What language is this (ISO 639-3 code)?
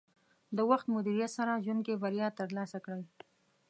pus